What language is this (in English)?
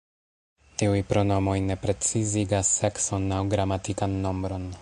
Esperanto